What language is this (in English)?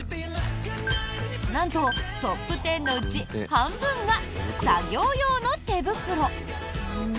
Japanese